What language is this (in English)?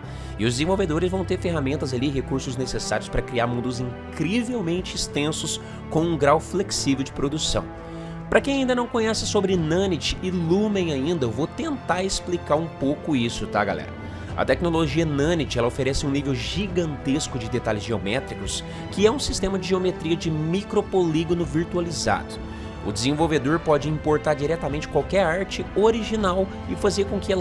Portuguese